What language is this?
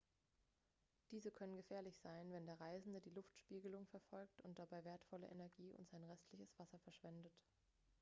German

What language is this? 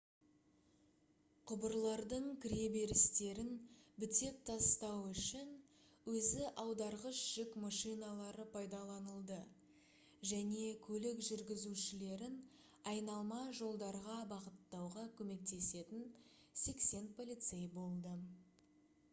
Kazakh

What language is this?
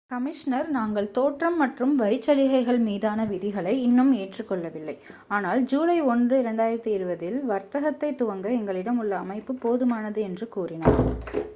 Tamil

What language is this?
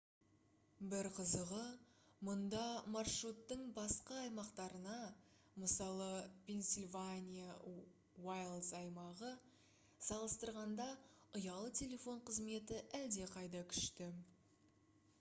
Kazakh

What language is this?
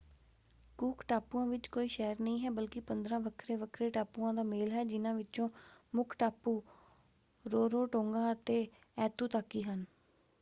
Punjabi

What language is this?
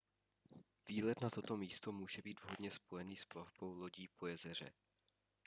Czech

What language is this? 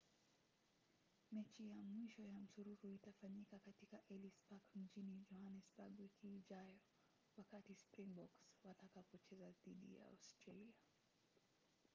Swahili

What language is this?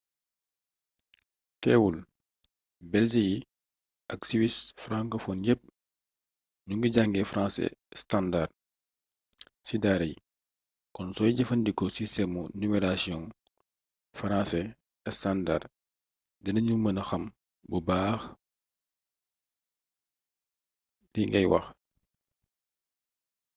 Wolof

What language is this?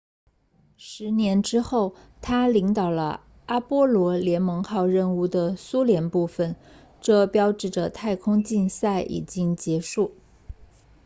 Chinese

